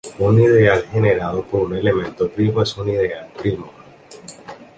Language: Spanish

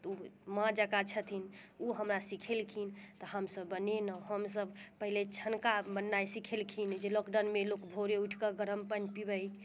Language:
Maithili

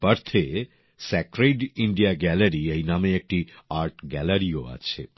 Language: Bangla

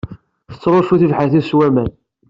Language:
Kabyle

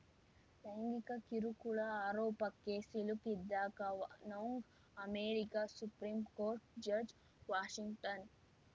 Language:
Kannada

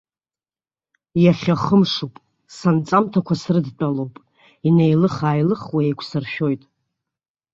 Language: Abkhazian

